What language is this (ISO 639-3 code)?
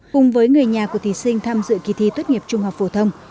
vie